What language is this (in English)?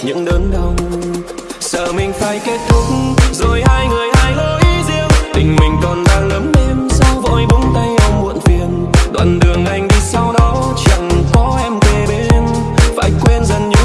Vietnamese